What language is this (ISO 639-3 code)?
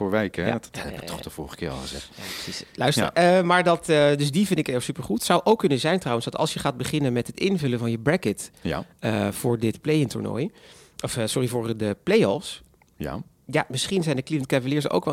nld